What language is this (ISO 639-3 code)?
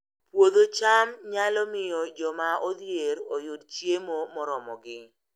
luo